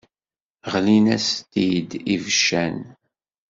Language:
Kabyle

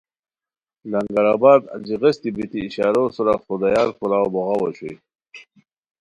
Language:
Khowar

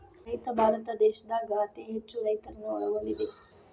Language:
Kannada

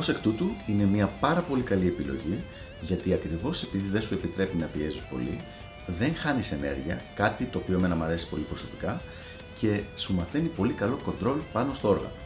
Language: Greek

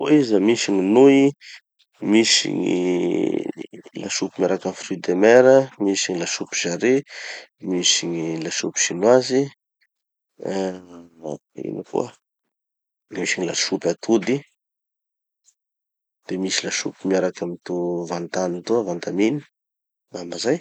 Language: Tanosy Malagasy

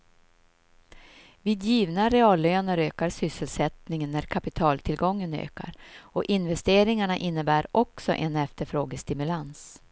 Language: Swedish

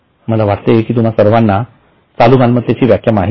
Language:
Marathi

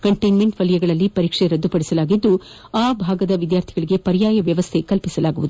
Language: Kannada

